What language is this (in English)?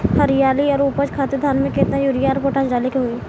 Bhojpuri